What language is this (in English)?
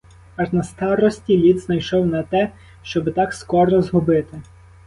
Ukrainian